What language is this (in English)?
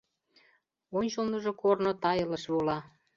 Mari